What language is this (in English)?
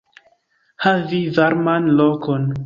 Esperanto